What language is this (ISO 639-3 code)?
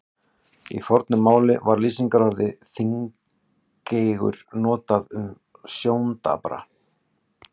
isl